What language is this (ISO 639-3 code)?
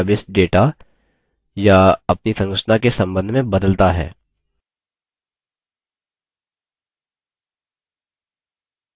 hin